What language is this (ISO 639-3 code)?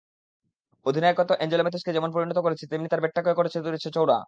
ben